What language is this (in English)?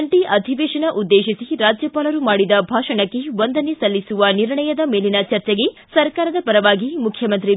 Kannada